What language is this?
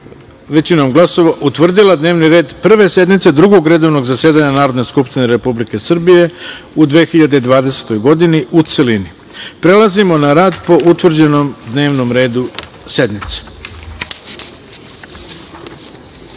Serbian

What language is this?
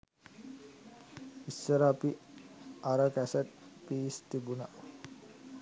Sinhala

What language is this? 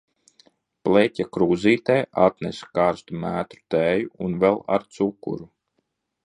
Latvian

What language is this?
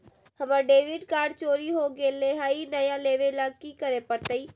Magahi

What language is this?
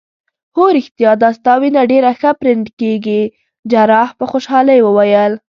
Pashto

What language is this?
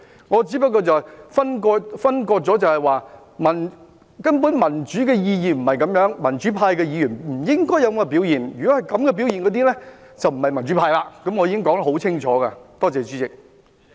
Cantonese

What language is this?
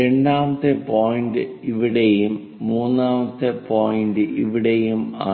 Malayalam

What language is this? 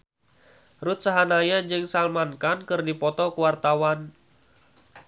Sundanese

